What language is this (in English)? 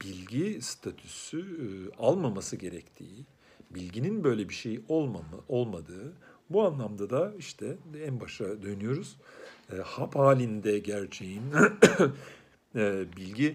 Turkish